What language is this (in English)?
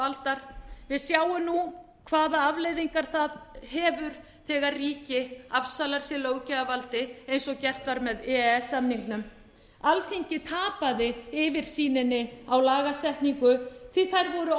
Icelandic